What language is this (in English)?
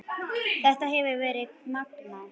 Icelandic